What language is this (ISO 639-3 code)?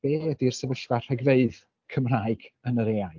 cym